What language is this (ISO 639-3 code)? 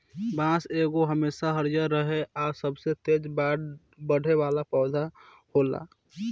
bho